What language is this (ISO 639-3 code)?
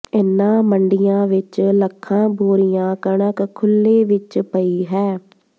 pan